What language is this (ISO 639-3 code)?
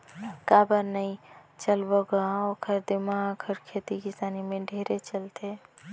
hne